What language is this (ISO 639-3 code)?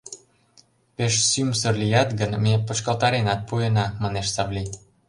chm